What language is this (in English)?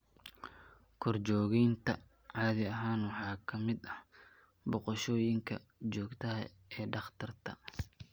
Somali